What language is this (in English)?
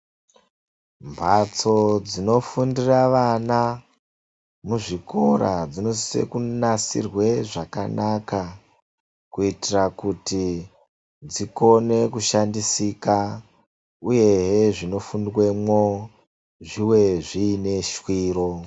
Ndau